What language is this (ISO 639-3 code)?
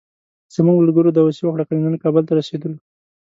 pus